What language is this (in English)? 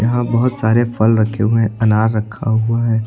Hindi